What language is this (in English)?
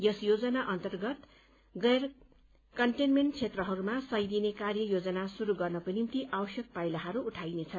Nepali